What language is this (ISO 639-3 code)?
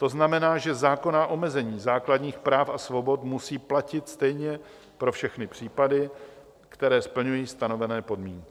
ces